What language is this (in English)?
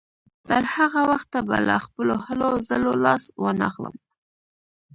Pashto